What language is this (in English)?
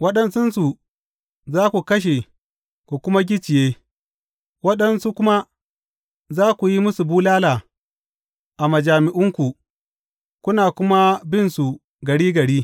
Hausa